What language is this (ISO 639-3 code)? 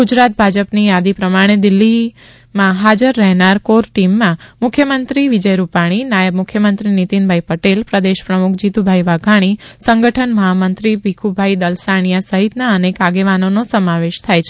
guj